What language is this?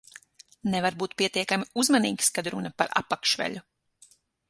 Latvian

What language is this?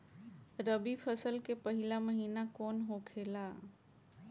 Bhojpuri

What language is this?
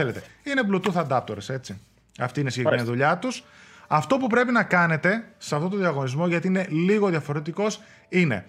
Greek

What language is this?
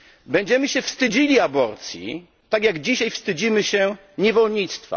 Polish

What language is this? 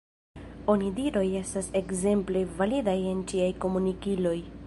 Esperanto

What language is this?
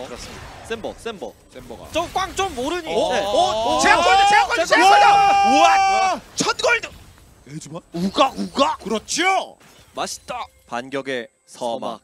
Korean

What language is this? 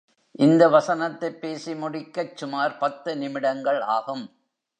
Tamil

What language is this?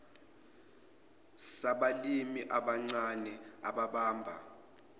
Zulu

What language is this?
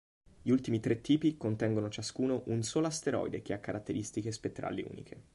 Italian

